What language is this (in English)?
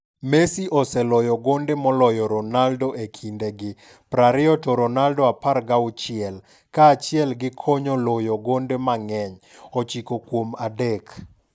Luo (Kenya and Tanzania)